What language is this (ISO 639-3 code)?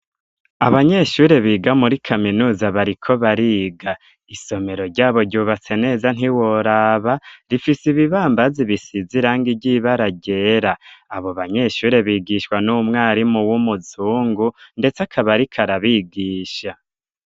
run